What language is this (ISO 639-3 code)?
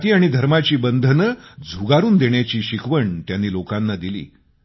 mar